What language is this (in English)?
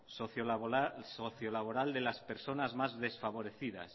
Spanish